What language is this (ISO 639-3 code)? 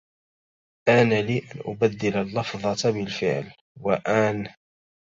ara